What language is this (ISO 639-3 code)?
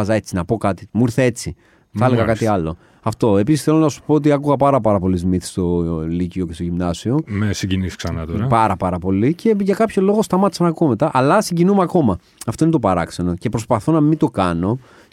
ell